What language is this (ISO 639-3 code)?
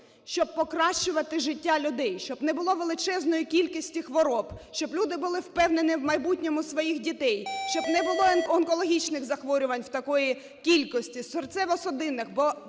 ukr